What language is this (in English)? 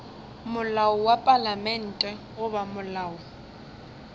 Northern Sotho